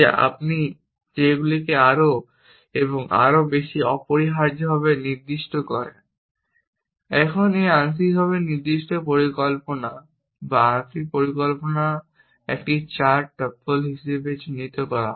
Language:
Bangla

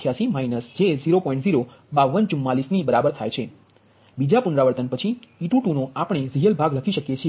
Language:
Gujarati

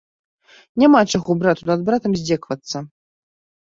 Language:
Belarusian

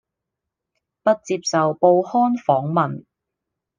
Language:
Cantonese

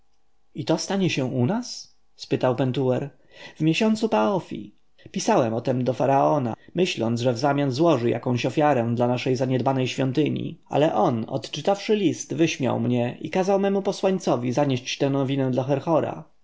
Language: Polish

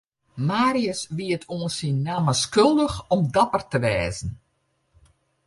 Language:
Western Frisian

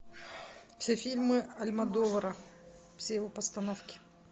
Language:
Russian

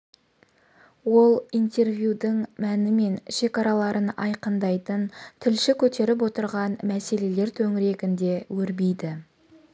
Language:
Kazakh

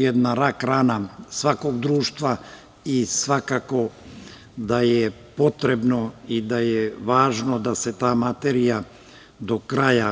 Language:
Serbian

